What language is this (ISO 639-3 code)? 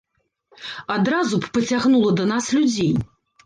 bel